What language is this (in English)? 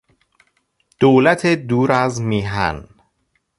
Persian